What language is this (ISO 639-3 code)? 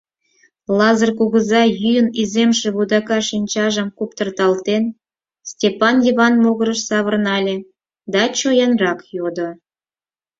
chm